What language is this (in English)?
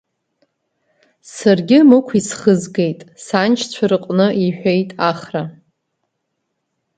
Abkhazian